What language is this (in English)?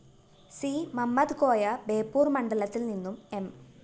Malayalam